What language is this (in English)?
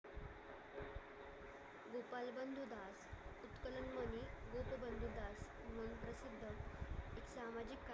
Marathi